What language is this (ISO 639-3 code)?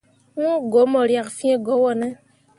mua